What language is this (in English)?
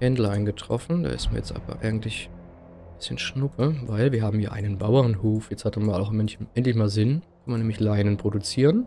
German